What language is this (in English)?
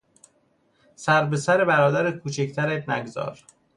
Persian